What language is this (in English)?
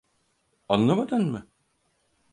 Turkish